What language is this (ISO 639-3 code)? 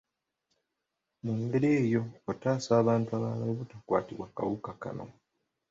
lug